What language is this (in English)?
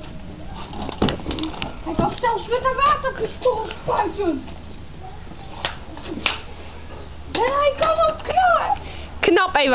Dutch